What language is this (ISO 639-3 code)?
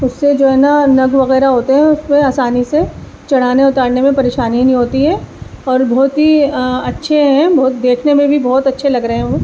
urd